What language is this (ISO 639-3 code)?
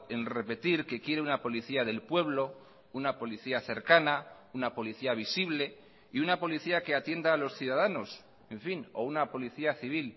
spa